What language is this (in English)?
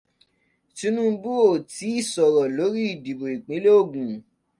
Yoruba